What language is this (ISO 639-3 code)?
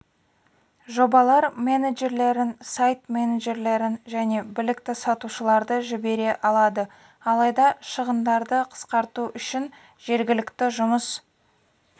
kaz